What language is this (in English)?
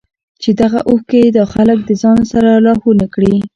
Pashto